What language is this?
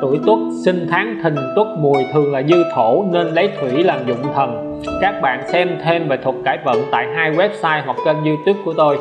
Vietnamese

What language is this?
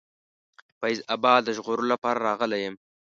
Pashto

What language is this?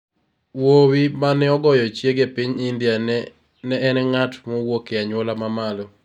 Luo (Kenya and Tanzania)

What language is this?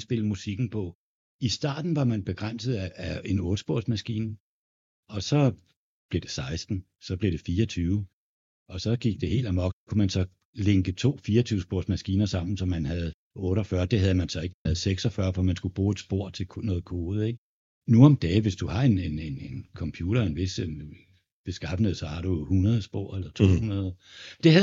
Danish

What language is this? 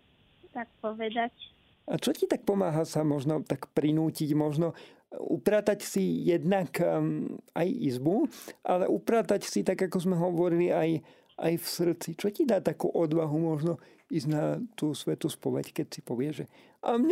Slovak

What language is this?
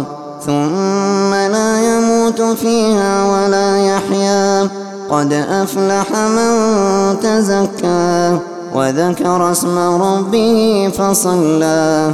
Arabic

